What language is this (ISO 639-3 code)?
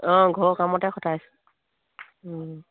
asm